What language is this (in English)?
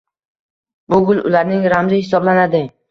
Uzbek